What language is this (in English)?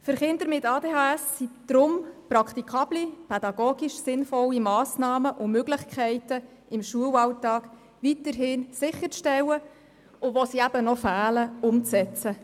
Swiss German